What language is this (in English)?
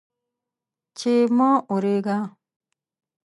Pashto